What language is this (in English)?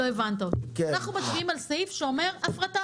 Hebrew